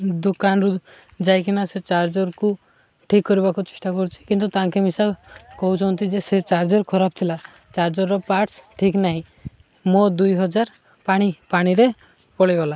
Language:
Odia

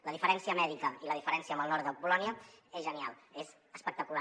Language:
Catalan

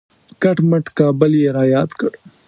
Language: Pashto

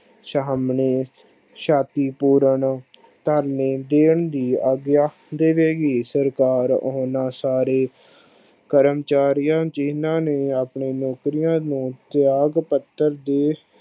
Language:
Punjabi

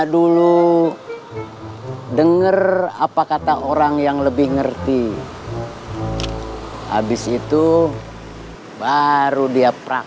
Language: Indonesian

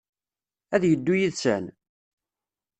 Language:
Kabyle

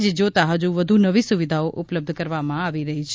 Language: Gujarati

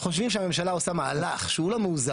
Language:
Hebrew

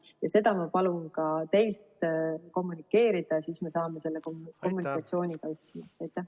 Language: Estonian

